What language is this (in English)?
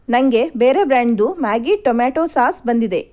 Kannada